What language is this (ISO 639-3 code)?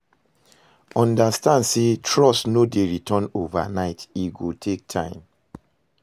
pcm